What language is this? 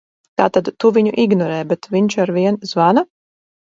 Latvian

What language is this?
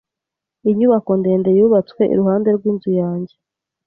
Kinyarwanda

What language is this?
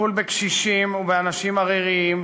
Hebrew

